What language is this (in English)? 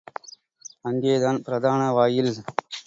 Tamil